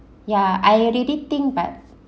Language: English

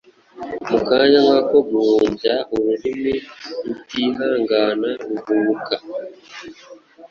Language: Kinyarwanda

